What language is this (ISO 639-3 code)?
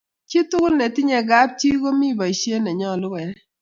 kln